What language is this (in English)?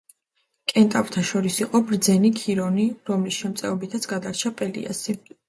Georgian